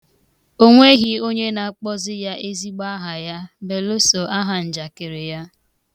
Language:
Igbo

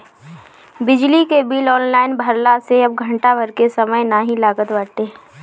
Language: Bhojpuri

